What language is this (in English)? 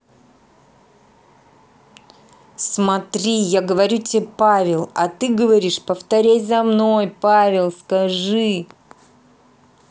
Russian